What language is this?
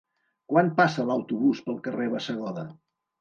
Catalan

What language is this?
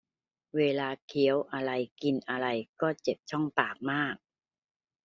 Thai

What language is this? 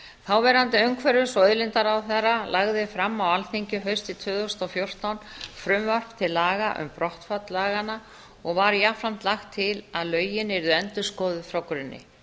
Icelandic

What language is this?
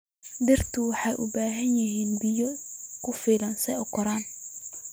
Somali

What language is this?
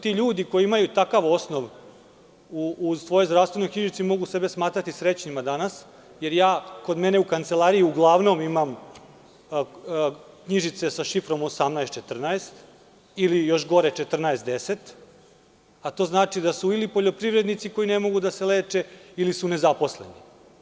Serbian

